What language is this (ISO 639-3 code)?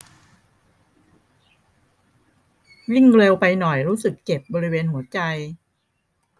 tha